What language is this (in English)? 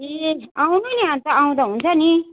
Nepali